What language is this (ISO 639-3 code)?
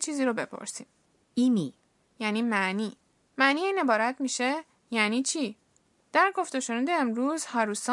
fas